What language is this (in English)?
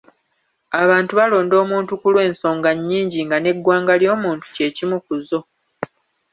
Ganda